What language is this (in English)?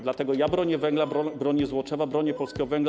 Polish